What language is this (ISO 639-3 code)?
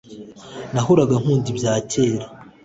kin